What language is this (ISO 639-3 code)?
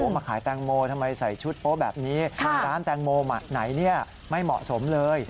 tha